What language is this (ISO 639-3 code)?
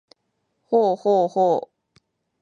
jpn